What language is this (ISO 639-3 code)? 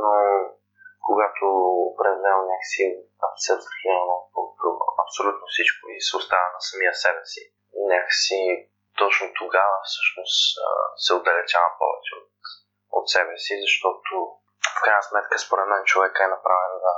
bul